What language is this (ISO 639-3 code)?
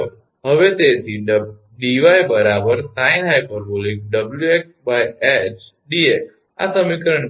guj